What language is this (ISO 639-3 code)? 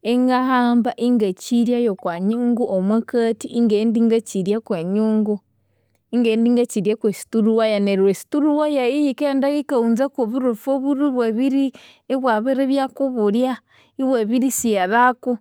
koo